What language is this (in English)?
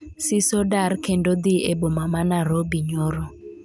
Luo (Kenya and Tanzania)